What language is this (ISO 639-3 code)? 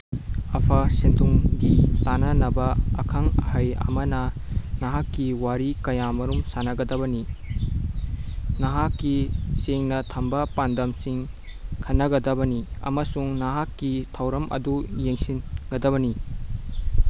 mni